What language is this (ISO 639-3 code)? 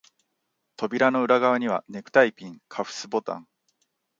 jpn